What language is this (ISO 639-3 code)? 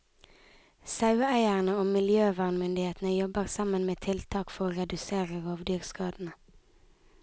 nor